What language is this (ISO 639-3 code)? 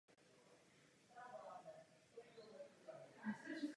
ces